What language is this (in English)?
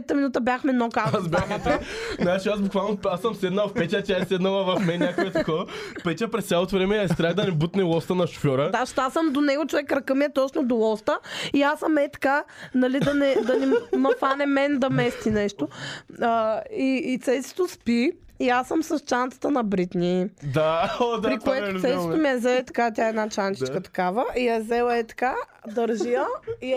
Bulgarian